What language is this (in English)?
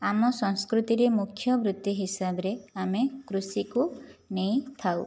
Odia